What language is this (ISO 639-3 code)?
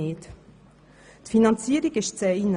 gsw